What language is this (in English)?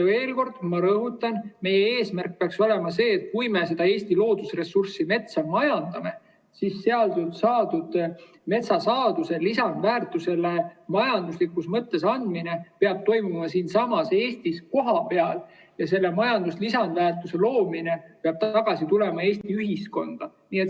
Estonian